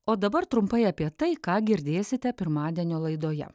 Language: Lithuanian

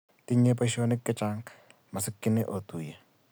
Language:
Kalenjin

